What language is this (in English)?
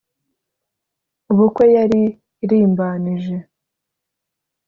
Kinyarwanda